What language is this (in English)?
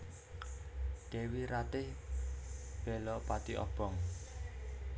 Javanese